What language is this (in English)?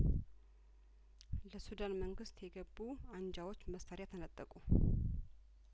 Amharic